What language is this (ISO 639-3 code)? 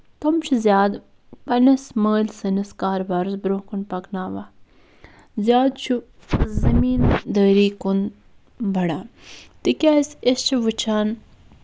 kas